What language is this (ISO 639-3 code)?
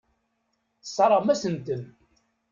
kab